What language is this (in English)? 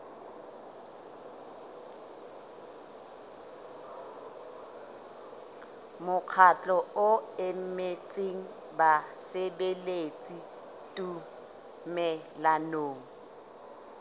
Southern Sotho